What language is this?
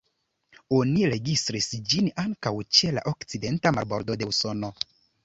Esperanto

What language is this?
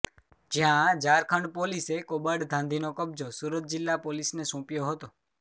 Gujarati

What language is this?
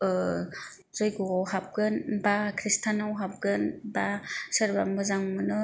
Bodo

